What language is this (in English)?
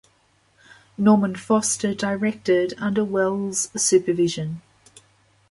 English